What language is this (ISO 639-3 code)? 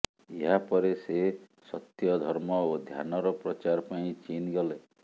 ori